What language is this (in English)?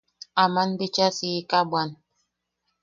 Yaqui